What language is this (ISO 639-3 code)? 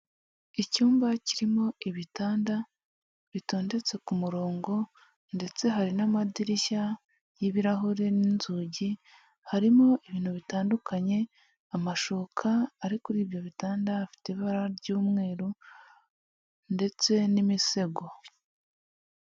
kin